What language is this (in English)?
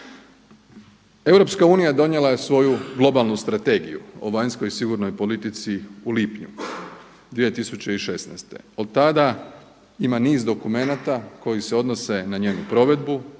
Croatian